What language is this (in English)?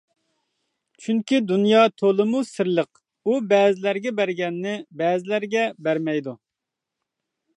Uyghur